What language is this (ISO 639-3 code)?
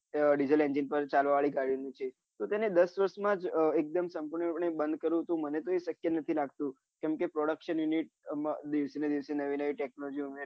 guj